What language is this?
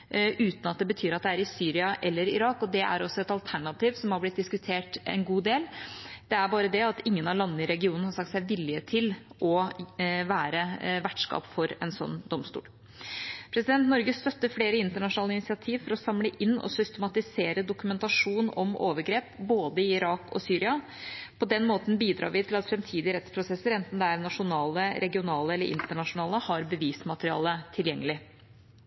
Norwegian Bokmål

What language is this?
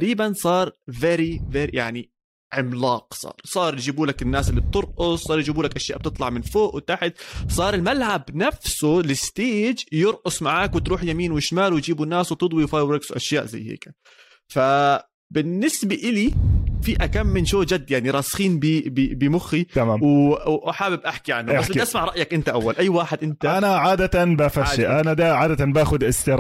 Arabic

